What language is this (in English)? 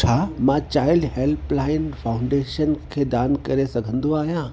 Sindhi